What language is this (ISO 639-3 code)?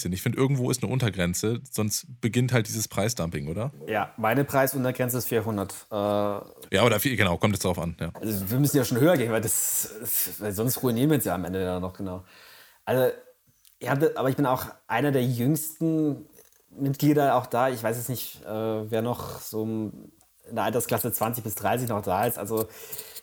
deu